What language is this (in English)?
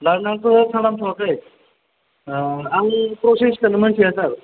Bodo